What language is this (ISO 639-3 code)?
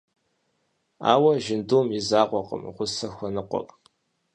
kbd